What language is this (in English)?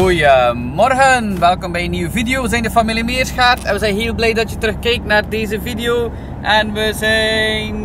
Dutch